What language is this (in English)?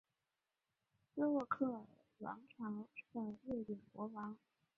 Chinese